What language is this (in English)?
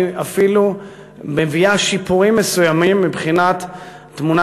Hebrew